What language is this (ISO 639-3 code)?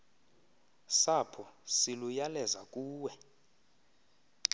xho